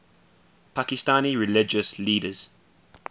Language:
English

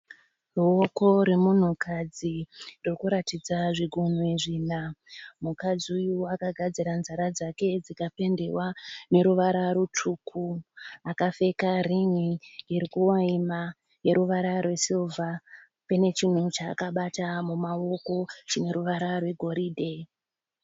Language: Shona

